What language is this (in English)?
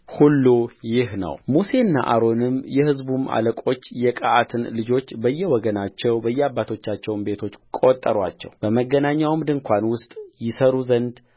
Amharic